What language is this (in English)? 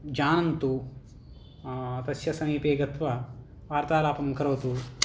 Sanskrit